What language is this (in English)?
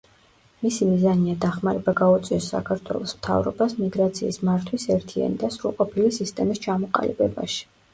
Georgian